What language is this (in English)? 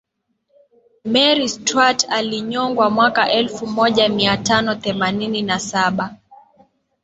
Swahili